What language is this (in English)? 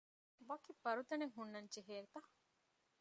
Divehi